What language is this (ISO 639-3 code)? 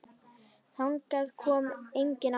isl